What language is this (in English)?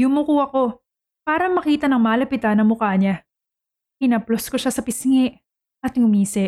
Filipino